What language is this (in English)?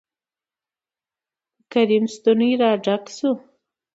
Pashto